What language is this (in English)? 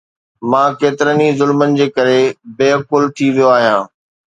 Sindhi